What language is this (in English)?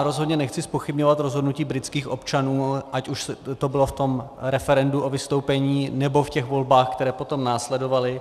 Czech